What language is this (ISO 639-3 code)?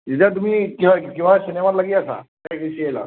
asm